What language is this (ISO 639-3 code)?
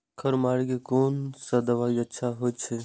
mai